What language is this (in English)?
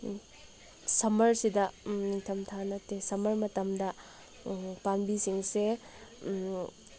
Manipuri